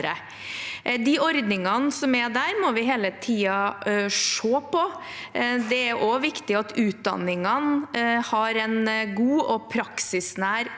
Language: Norwegian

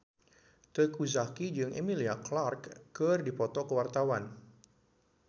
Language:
Sundanese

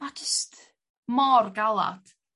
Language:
Welsh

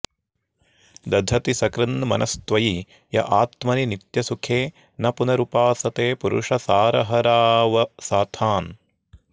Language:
Sanskrit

